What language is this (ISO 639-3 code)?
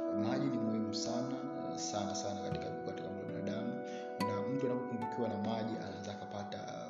swa